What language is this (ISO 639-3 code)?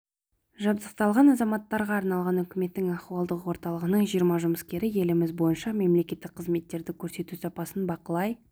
kaz